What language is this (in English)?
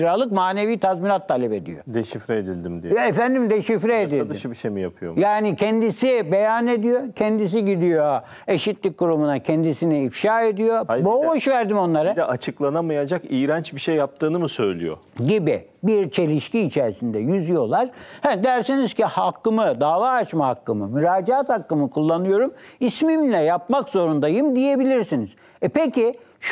Turkish